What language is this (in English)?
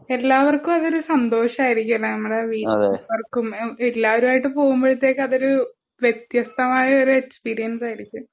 Malayalam